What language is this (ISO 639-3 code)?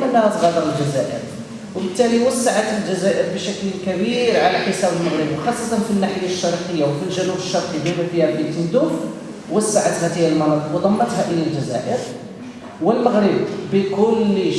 ara